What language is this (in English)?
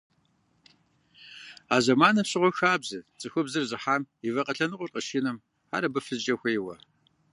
Kabardian